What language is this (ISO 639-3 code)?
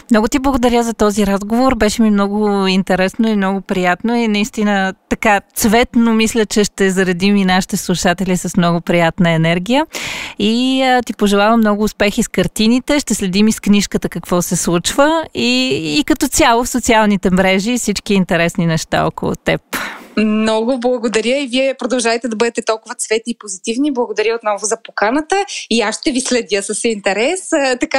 bul